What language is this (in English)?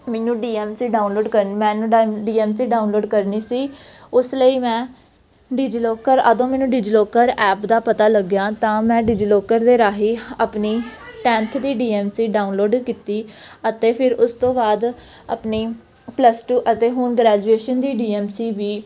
Punjabi